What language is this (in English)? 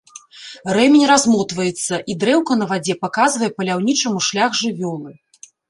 Belarusian